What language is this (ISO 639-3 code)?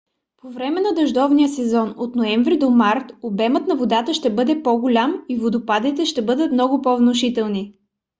bul